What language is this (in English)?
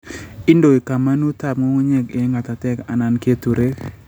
Kalenjin